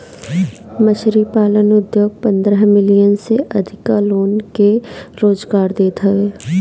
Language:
Bhojpuri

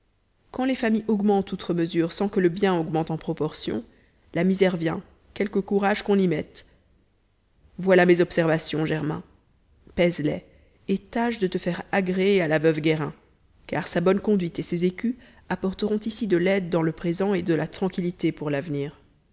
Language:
French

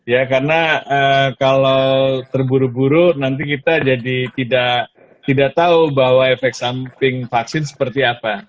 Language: Indonesian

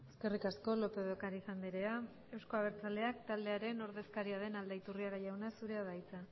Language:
Basque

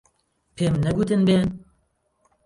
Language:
Central Kurdish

